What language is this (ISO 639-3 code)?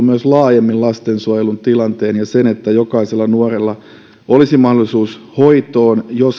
fin